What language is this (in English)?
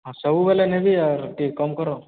Odia